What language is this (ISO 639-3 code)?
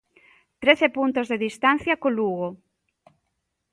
glg